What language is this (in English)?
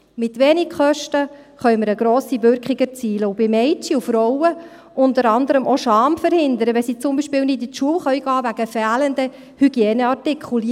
Swiss German